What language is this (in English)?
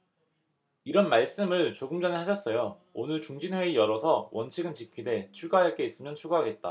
Korean